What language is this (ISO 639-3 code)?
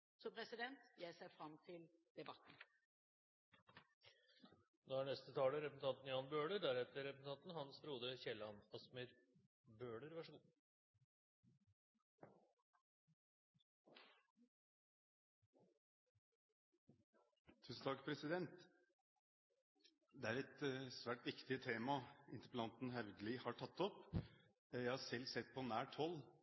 nob